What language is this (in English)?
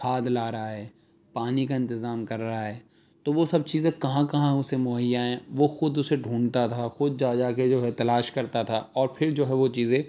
Urdu